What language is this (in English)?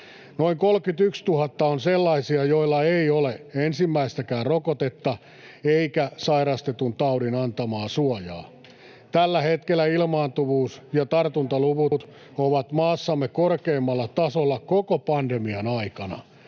Finnish